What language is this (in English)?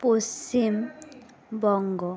Bangla